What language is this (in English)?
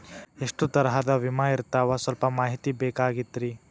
Kannada